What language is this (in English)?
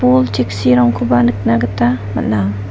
Garo